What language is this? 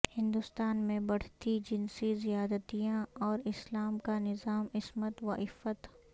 Urdu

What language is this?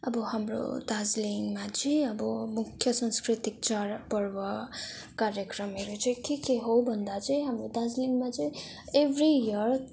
Nepali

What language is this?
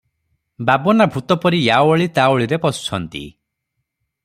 Odia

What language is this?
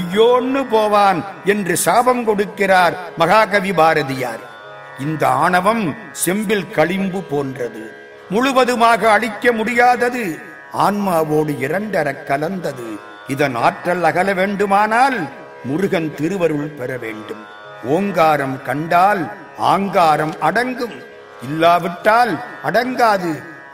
Tamil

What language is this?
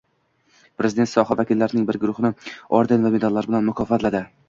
Uzbek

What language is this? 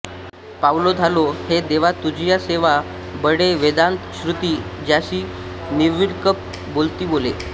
Marathi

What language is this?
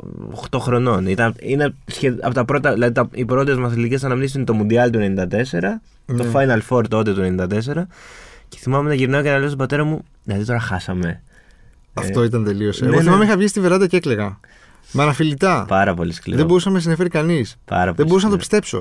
Greek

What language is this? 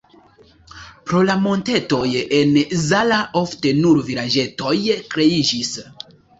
Esperanto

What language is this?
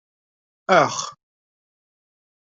Kabyle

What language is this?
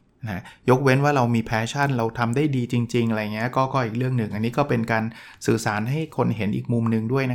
Thai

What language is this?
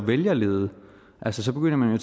Danish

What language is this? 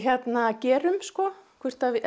Icelandic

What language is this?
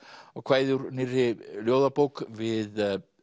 Icelandic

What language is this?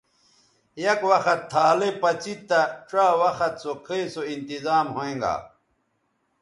Bateri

